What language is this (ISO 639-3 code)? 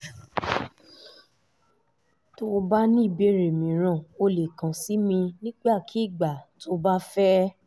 yor